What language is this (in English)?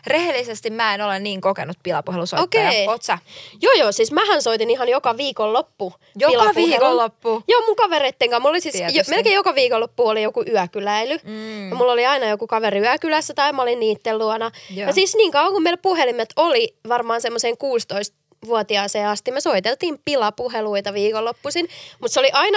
Finnish